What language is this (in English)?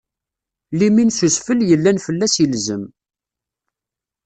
Kabyle